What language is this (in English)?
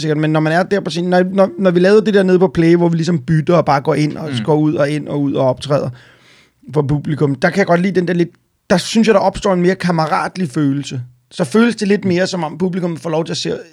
Danish